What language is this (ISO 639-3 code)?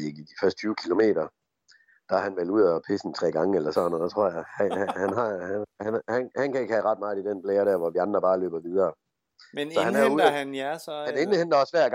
dan